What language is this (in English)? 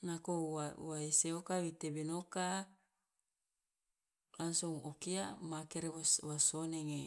Loloda